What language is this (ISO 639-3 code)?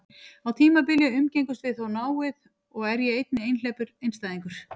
isl